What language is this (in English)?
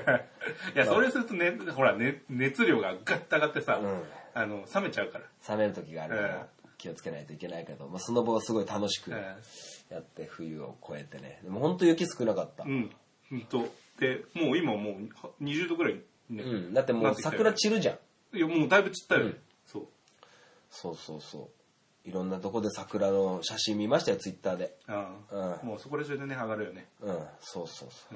Japanese